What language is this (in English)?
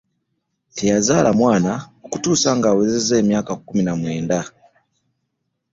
Ganda